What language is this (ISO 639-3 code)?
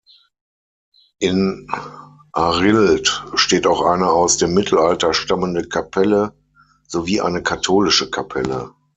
deu